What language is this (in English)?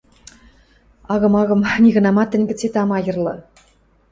Western Mari